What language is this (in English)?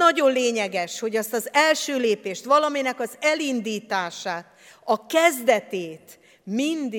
Hungarian